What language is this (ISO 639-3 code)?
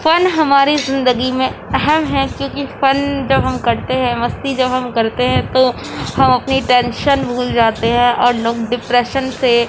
urd